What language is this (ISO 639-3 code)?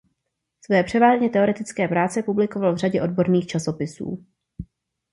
ces